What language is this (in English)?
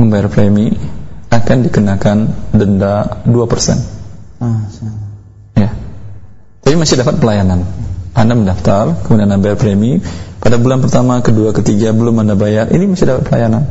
Indonesian